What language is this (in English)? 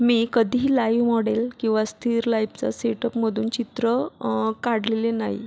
Marathi